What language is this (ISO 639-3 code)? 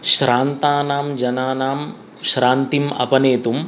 san